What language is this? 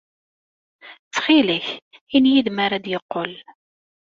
Kabyle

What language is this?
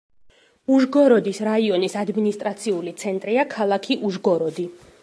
Georgian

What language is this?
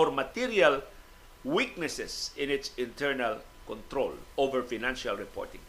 Filipino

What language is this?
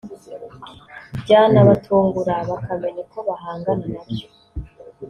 Kinyarwanda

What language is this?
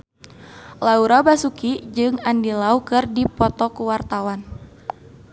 Sundanese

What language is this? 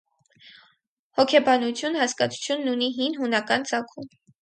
Armenian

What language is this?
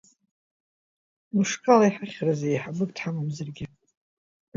Abkhazian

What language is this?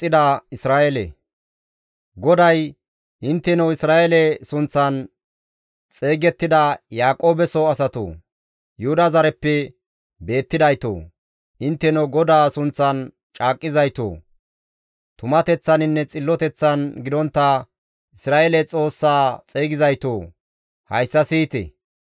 Gamo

